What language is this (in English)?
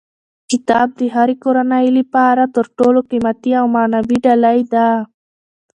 Pashto